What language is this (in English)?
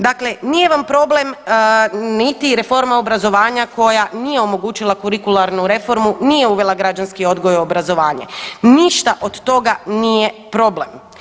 Croatian